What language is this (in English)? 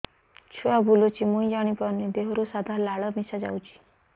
Odia